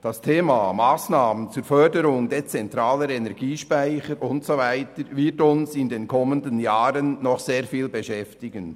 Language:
Swiss German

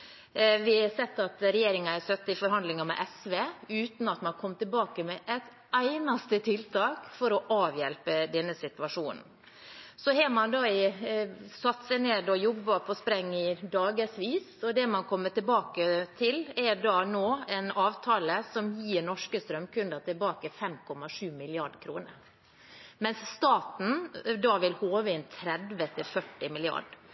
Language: Norwegian Bokmål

